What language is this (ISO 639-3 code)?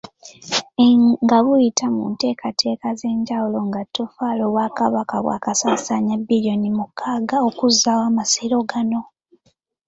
lug